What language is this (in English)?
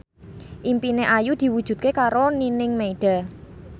Javanese